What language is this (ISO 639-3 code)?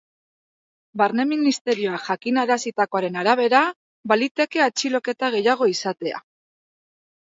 eus